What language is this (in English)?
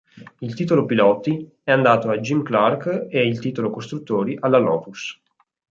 Italian